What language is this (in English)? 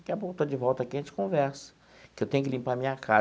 Portuguese